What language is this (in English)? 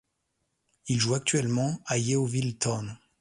French